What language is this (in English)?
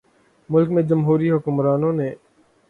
Urdu